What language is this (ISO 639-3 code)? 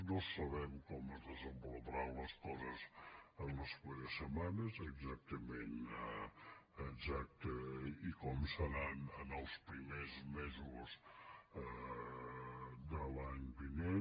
cat